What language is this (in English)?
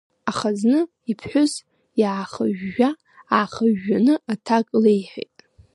Abkhazian